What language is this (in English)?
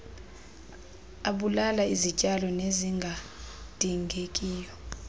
Xhosa